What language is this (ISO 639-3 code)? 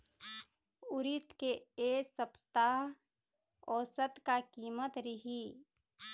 hne